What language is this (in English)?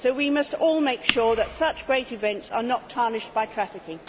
English